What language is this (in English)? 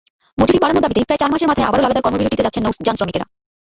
Bangla